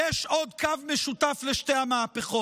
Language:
Hebrew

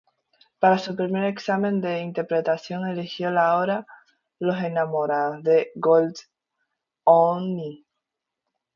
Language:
Spanish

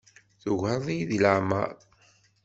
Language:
Kabyle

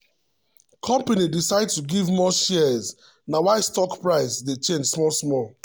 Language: Nigerian Pidgin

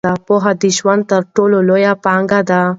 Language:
Pashto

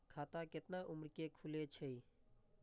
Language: Maithili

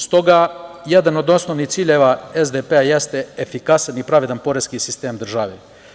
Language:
Serbian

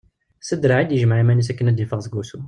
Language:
Kabyle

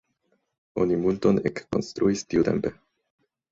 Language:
Esperanto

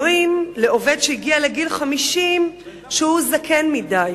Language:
Hebrew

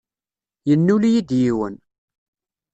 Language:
Kabyle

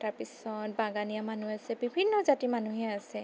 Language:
Assamese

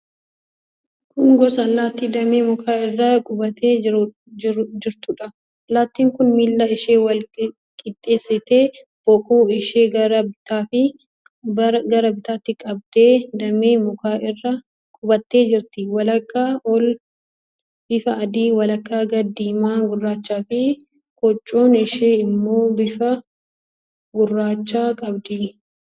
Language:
Oromo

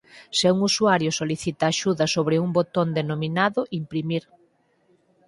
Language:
Galician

